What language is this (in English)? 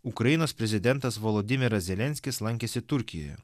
Lithuanian